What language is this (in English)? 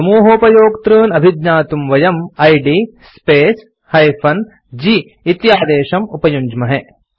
Sanskrit